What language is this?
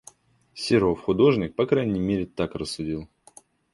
Russian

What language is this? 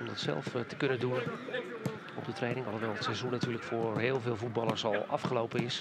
Dutch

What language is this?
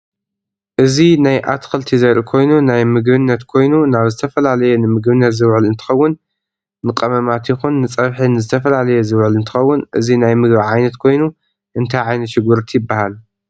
Tigrinya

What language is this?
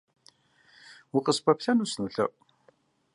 Kabardian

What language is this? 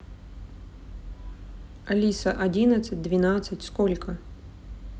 Russian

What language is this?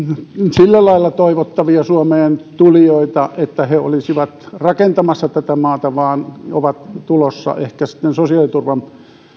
Finnish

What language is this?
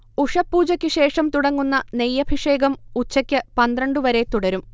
Malayalam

